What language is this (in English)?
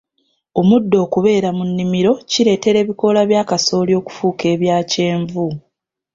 Ganda